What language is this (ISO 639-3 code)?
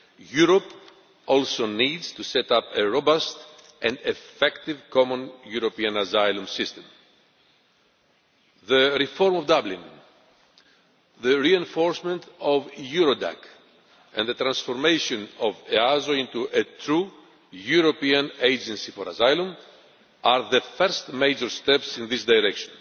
eng